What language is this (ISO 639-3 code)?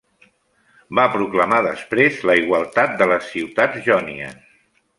cat